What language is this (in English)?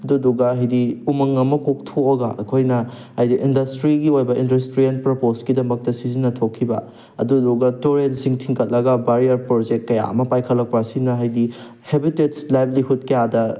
Manipuri